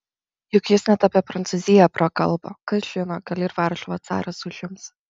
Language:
Lithuanian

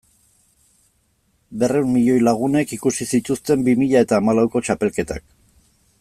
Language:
Basque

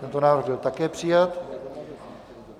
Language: Czech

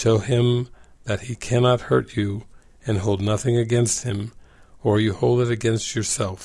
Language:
English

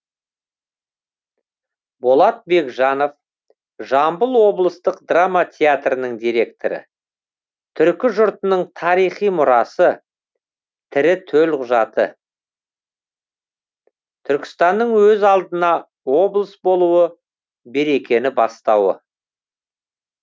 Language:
Kazakh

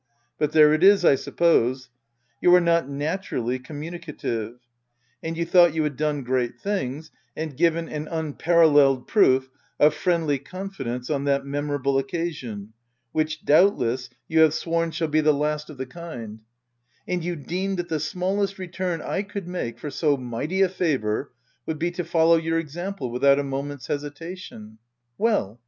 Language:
English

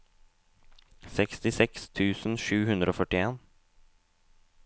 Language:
Norwegian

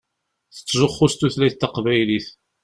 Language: Kabyle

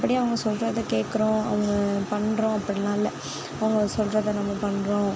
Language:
Tamil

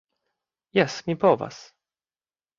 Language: Esperanto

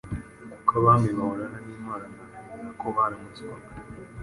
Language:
Kinyarwanda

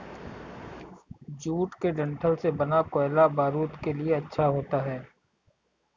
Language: Hindi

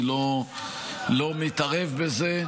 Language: Hebrew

